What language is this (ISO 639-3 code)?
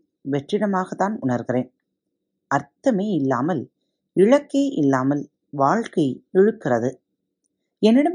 tam